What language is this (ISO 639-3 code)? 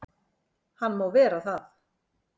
isl